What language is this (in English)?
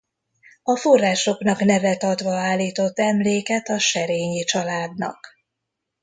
Hungarian